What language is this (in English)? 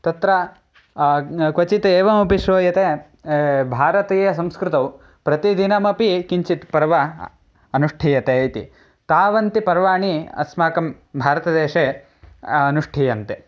Sanskrit